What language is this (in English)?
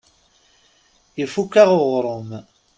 Kabyle